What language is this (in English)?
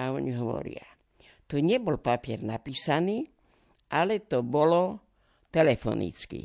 Slovak